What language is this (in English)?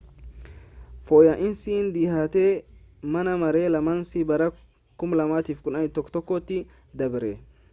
Oromo